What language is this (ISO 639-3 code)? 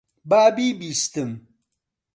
ckb